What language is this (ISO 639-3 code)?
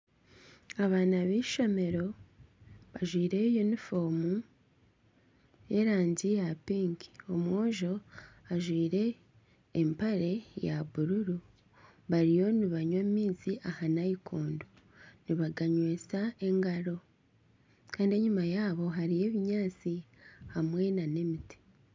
nyn